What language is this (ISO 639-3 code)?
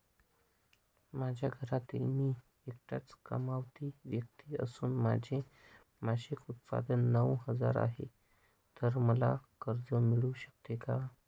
mar